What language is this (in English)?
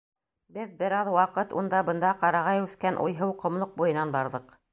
Bashkir